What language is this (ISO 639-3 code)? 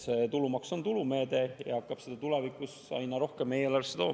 est